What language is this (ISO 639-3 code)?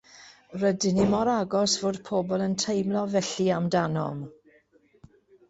cym